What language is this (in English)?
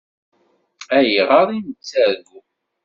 Kabyle